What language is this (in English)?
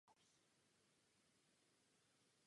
Czech